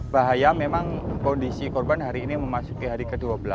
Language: Indonesian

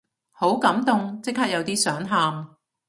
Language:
Cantonese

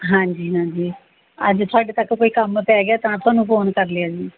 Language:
Punjabi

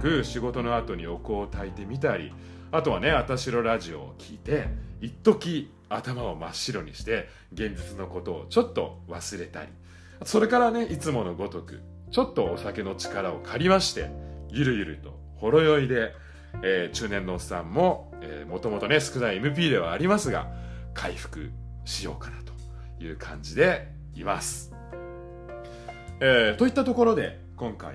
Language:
Japanese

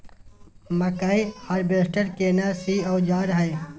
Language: Maithili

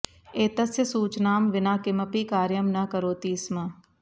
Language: Sanskrit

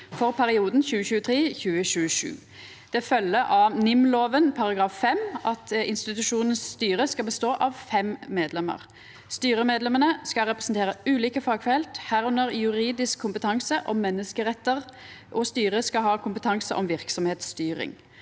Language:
Norwegian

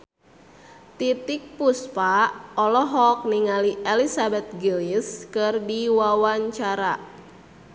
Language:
Sundanese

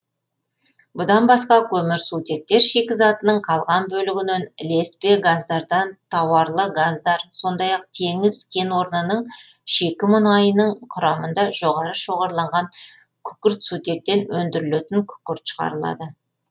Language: Kazakh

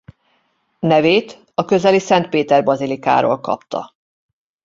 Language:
Hungarian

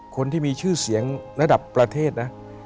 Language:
Thai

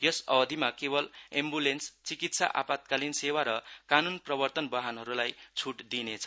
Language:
Nepali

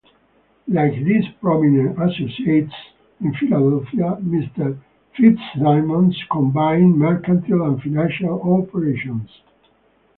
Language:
English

